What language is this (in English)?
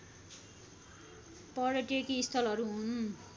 Nepali